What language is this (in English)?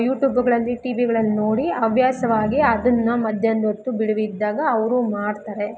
Kannada